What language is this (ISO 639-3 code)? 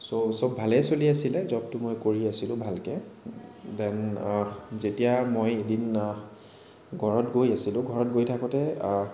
asm